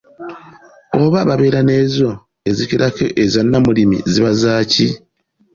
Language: Ganda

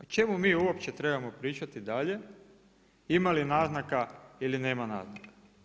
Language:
Croatian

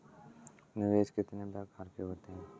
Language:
Hindi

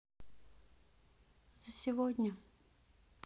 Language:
Russian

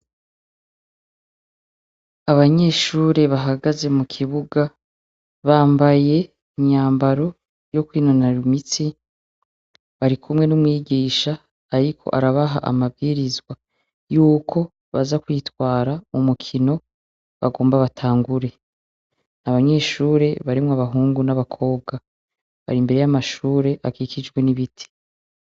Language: Rundi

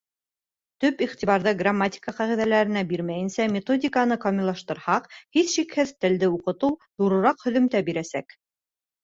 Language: Bashkir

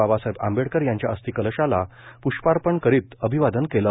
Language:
Marathi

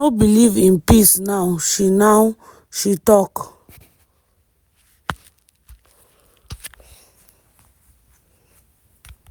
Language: Nigerian Pidgin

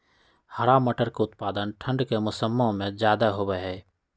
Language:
Magahi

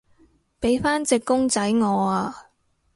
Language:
Cantonese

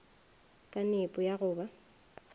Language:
Northern Sotho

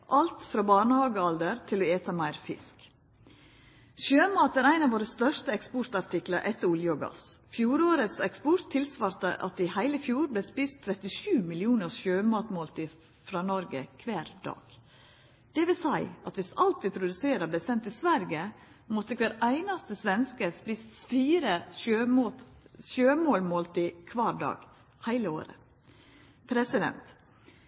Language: Norwegian Nynorsk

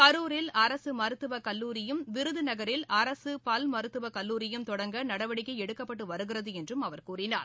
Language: Tamil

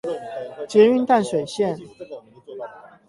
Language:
Chinese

